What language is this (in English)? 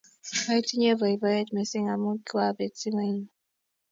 Kalenjin